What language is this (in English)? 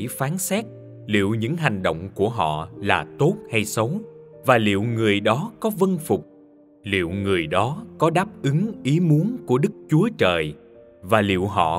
Vietnamese